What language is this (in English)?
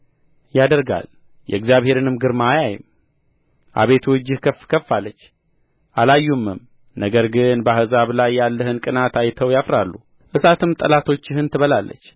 Amharic